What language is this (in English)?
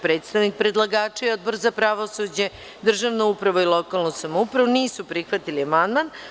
Serbian